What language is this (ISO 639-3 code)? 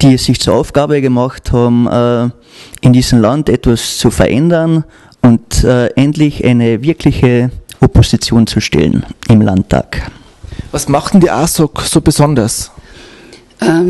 deu